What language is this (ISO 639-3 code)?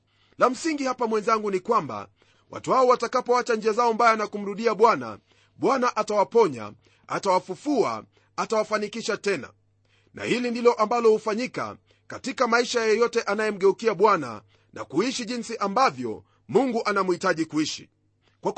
swa